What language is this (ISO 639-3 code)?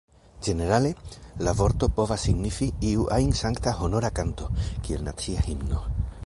epo